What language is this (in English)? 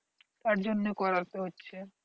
Bangla